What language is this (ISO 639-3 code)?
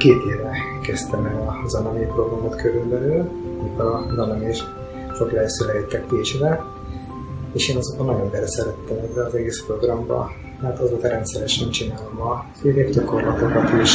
hun